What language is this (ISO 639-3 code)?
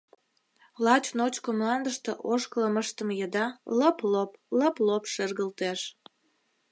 chm